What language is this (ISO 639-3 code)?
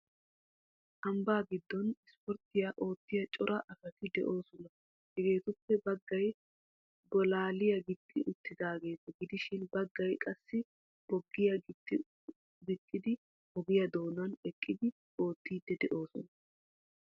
wal